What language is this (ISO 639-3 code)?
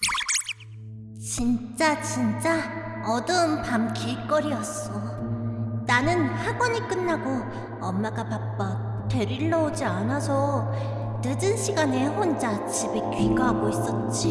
kor